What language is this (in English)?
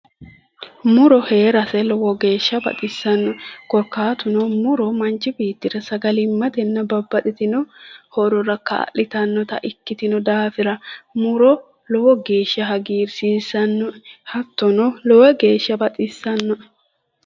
Sidamo